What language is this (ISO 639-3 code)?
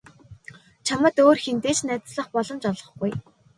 mon